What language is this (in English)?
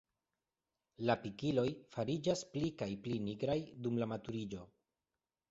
Esperanto